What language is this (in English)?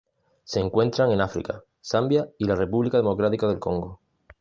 Spanish